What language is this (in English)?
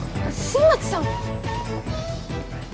Japanese